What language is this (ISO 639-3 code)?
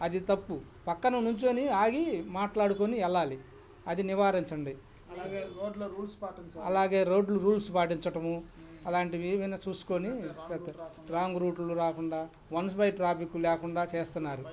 tel